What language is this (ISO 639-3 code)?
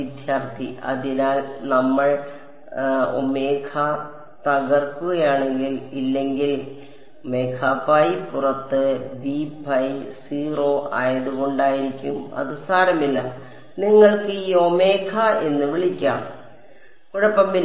mal